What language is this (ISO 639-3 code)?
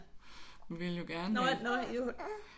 dan